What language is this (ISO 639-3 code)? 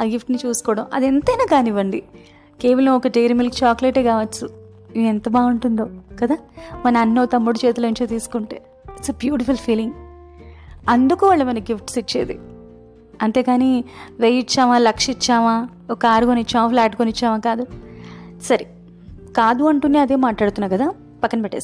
tel